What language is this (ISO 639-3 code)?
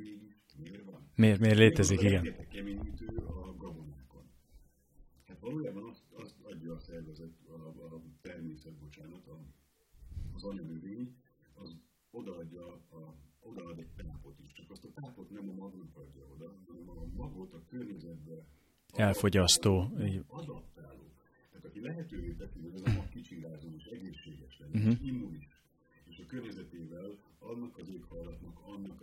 hun